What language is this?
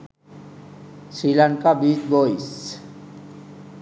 Sinhala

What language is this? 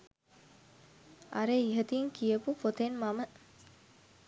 Sinhala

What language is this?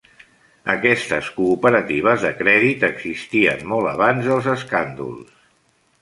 Catalan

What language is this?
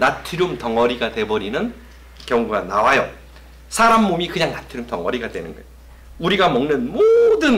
Korean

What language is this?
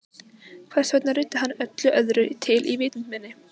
Icelandic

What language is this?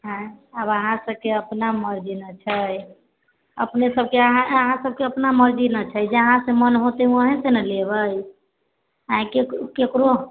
Maithili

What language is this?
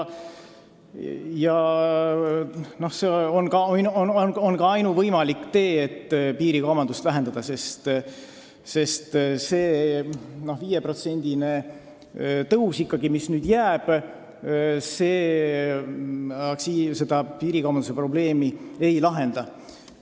Estonian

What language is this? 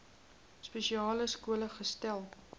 Afrikaans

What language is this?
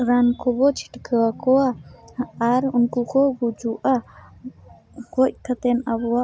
Santali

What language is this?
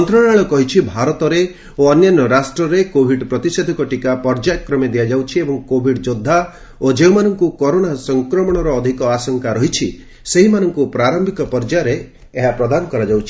Odia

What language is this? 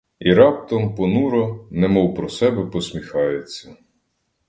Ukrainian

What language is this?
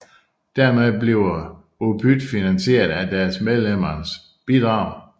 Danish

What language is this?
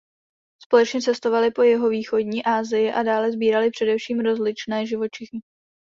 Czech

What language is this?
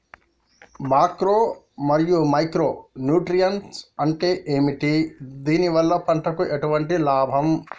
Telugu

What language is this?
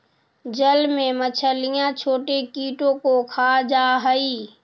Magahi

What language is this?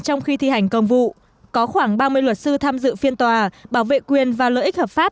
Vietnamese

